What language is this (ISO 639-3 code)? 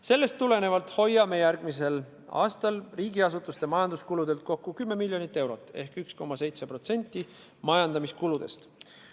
est